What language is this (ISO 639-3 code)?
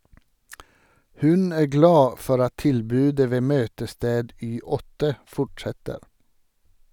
nor